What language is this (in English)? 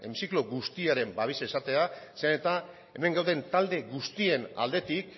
Basque